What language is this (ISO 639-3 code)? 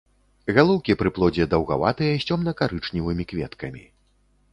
bel